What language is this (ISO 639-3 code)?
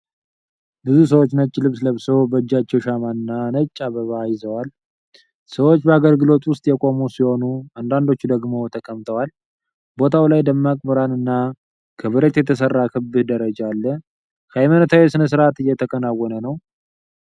amh